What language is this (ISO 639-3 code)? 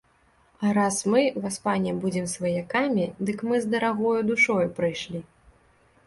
bel